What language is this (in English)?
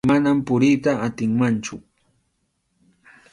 Arequipa-La Unión Quechua